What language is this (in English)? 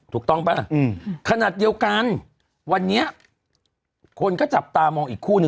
Thai